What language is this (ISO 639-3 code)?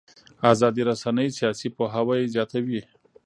pus